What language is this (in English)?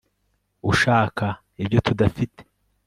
Kinyarwanda